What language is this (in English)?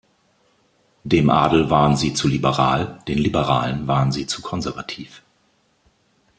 German